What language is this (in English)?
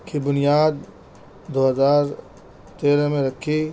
Urdu